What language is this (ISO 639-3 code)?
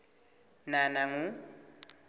ssw